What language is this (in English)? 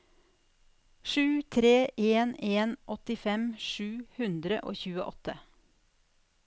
Norwegian